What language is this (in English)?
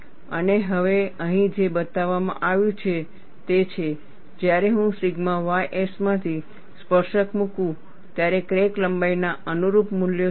Gujarati